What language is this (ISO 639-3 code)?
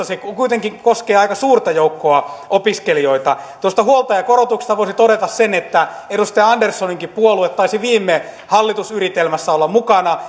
fin